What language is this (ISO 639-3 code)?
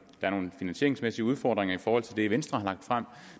dan